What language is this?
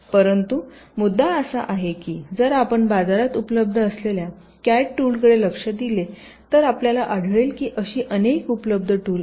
Marathi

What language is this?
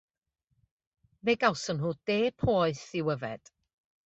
Welsh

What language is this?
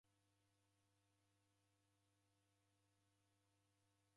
Taita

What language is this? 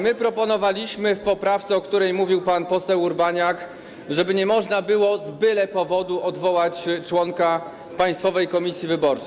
Polish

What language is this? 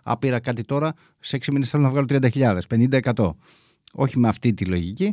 Greek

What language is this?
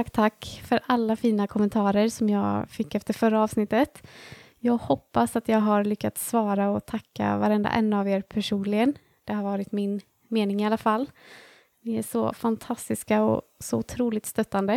Swedish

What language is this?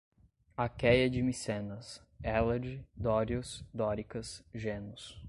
Portuguese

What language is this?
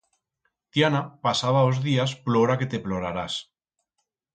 Aragonese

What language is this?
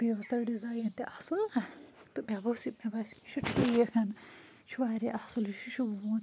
Kashmiri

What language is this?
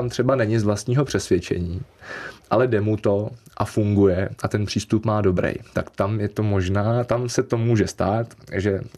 Czech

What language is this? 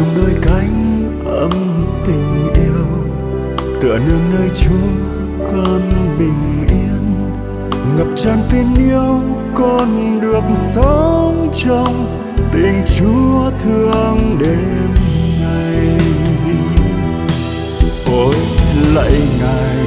Vietnamese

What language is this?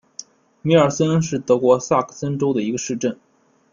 Chinese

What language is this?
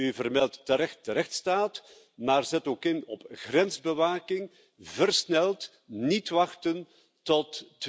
Dutch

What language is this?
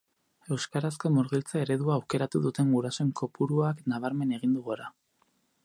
Basque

